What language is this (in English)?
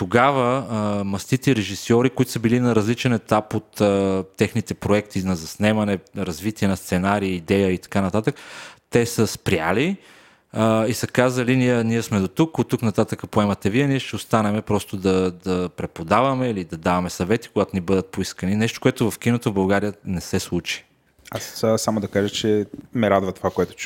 Bulgarian